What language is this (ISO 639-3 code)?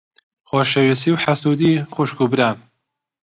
ckb